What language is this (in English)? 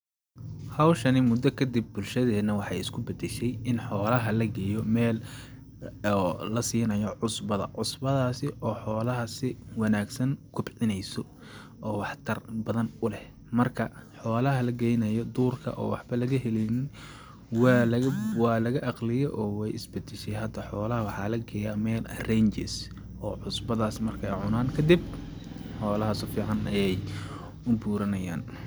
Somali